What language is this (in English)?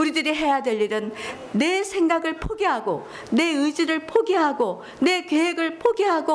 Korean